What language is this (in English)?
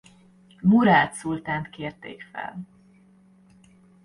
Hungarian